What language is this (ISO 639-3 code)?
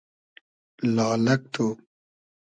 haz